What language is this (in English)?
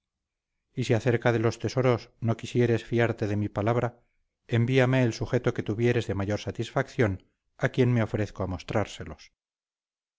Spanish